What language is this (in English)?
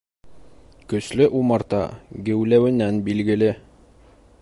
Bashkir